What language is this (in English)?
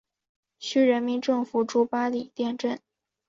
Chinese